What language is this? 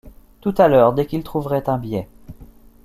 French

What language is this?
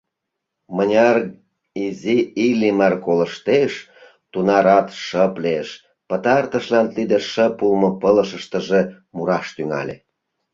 Mari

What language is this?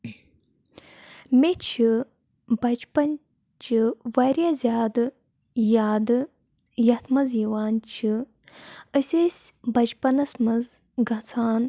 Kashmiri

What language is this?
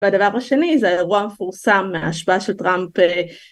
Hebrew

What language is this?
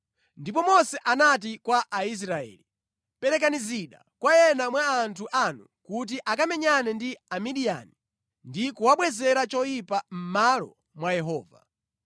Nyanja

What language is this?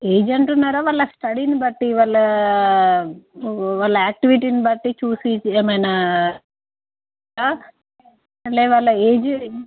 Telugu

